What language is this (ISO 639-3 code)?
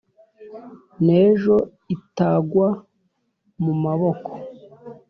kin